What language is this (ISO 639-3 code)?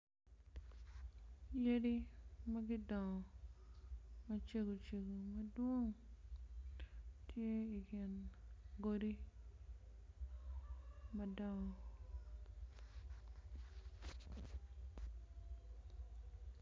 ach